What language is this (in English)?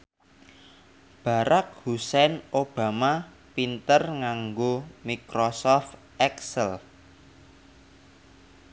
Javanese